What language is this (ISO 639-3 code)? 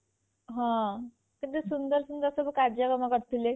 ori